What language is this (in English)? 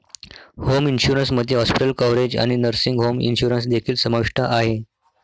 Marathi